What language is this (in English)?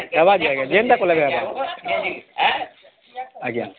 Odia